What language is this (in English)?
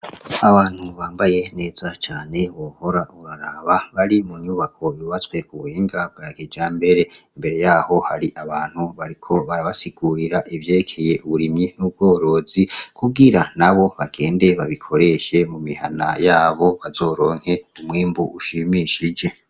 Rundi